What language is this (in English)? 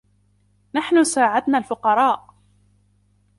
Arabic